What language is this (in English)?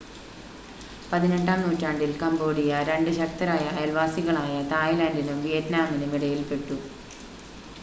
Malayalam